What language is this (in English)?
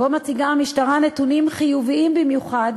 Hebrew